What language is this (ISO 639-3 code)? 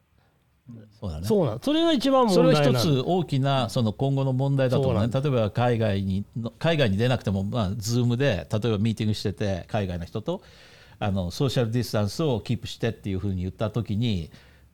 jpn